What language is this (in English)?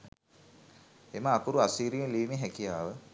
Sinhala